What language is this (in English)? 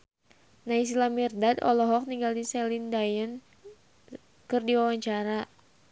Sundanese